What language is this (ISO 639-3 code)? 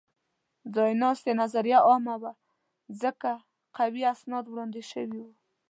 pus